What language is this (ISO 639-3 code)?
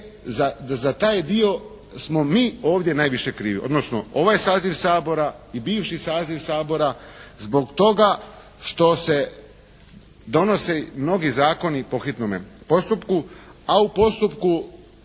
hrv